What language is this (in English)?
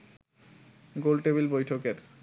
Bangla